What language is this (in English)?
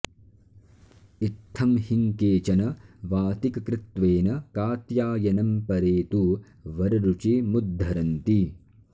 Sanskrit